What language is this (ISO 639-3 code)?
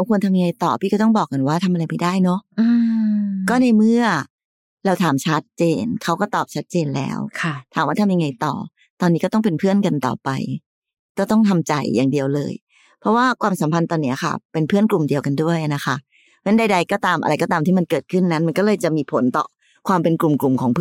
tha